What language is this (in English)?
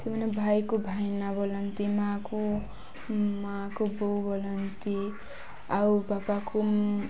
Odia